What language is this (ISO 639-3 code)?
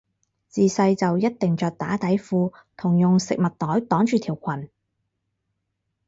yue